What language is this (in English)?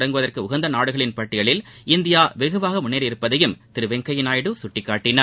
Tamil